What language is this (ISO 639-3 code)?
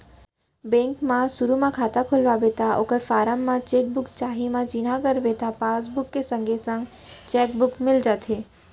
hne